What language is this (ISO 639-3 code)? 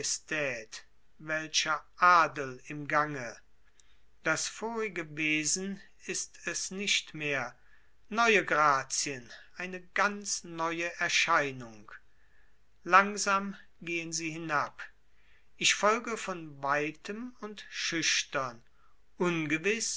deu